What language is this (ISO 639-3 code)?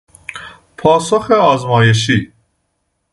fas